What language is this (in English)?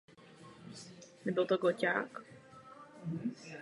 Czech